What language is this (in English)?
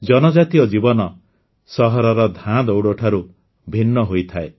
Odia